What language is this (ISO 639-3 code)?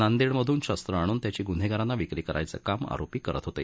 mar